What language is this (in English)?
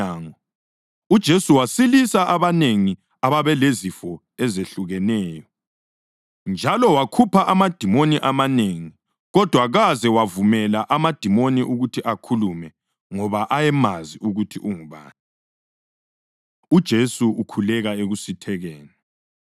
North Ndebele